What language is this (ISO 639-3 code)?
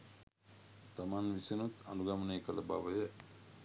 sin